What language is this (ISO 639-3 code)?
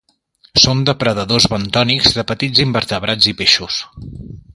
cat